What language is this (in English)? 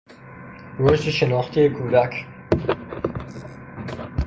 Persian